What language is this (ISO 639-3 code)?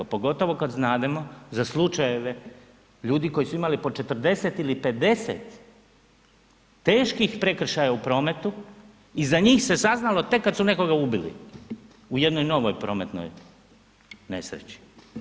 hrv